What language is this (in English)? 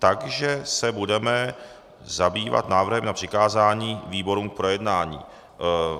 Czech